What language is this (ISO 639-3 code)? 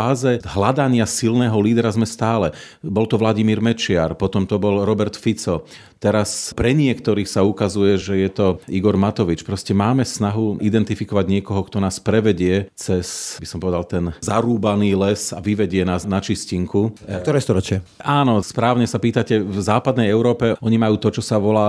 slk